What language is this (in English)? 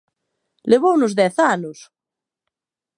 Galician